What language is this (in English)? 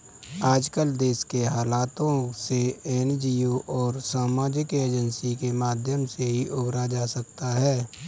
Hindi